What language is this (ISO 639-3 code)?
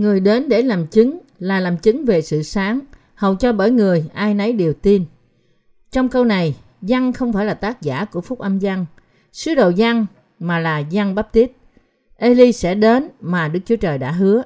vie